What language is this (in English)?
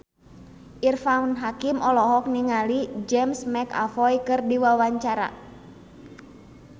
Sundanese